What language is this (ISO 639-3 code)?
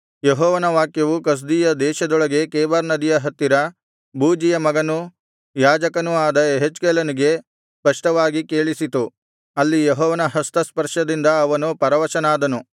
kan